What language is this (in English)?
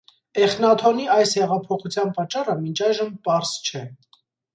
Armenian